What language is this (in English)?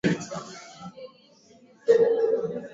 Swahili